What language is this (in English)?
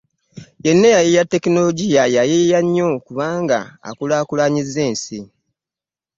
Ganda